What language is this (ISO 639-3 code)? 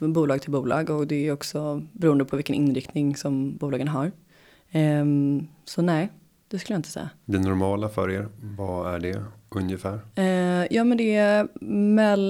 swe